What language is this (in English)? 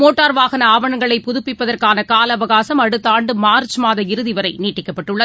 Tamil